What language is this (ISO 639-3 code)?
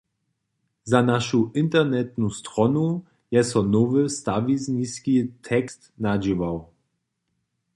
hsb